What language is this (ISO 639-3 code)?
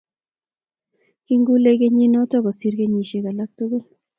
kln